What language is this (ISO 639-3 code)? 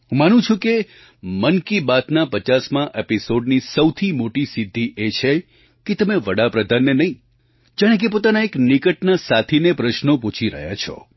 guj